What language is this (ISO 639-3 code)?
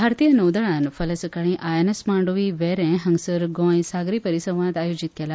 kok